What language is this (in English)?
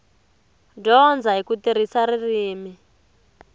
Tsonga